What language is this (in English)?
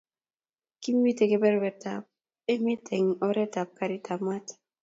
Kalenjin